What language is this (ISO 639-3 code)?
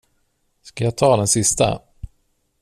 swe